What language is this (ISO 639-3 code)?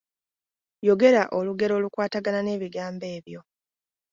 lug